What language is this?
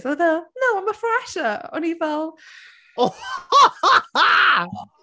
Welsh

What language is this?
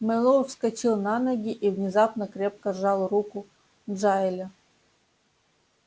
Russian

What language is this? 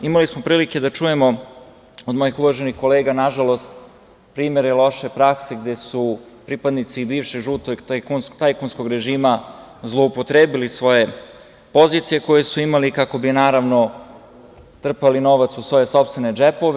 Serbian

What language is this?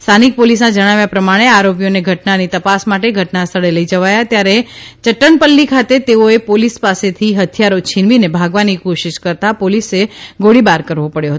Gujarati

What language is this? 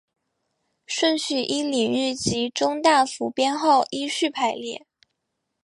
Chinese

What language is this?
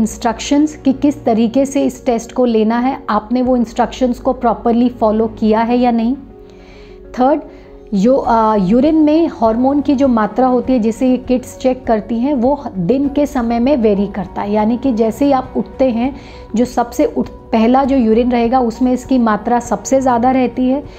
Hindi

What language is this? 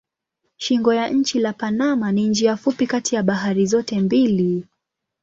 Swahili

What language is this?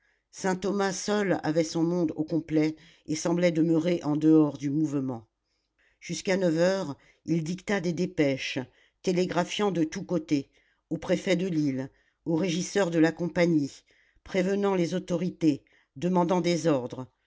French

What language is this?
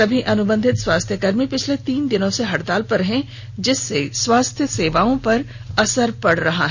Hindi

